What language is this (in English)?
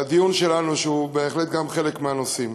Hebrew